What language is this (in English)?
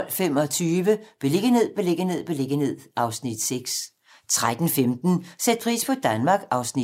Danish